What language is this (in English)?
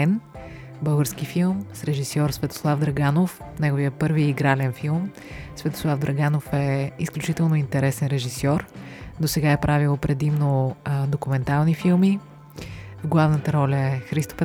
Bulgarian